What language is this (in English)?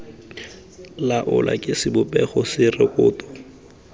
Tswana